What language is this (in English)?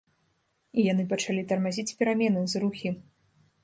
Belarusian